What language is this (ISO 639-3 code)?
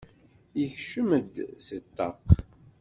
kab